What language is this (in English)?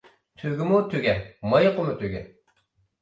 Uyghur